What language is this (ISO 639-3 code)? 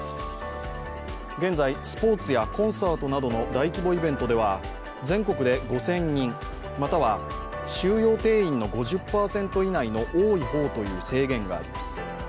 jpn